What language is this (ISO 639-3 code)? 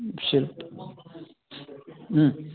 san